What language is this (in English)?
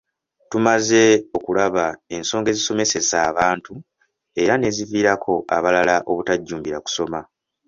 Ganda